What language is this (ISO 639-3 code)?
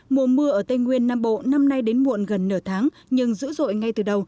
vie